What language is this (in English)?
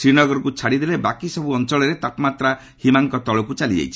Odia